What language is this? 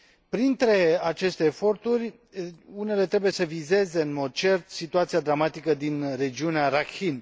Romanian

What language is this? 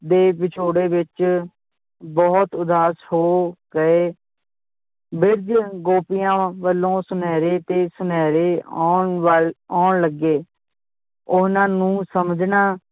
Punjabi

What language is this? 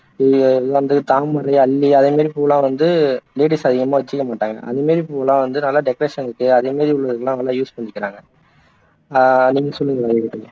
Tamil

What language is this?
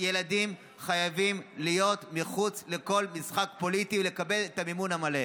Hebrew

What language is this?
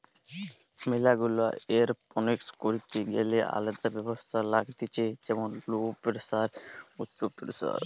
Bangla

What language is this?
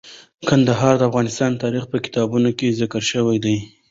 Pashto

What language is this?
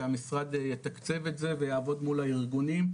Hebrew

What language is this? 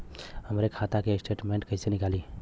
Bhojpuri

